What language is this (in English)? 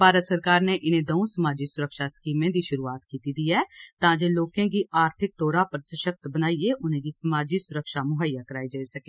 Dogri